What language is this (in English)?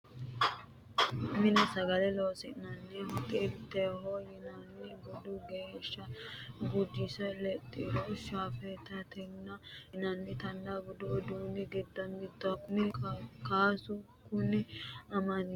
Sidamo